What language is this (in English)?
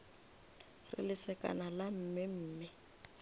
Northern Sotho